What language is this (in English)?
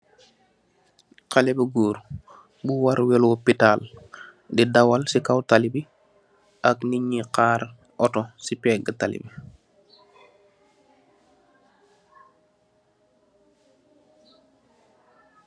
Wolof